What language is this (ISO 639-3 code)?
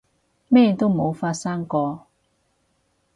yue